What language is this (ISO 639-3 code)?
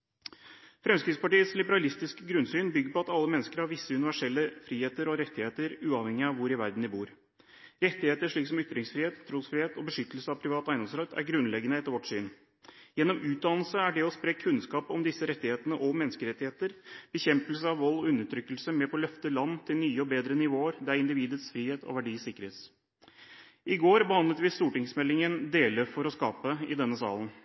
nob